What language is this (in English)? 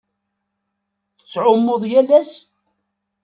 Kabyle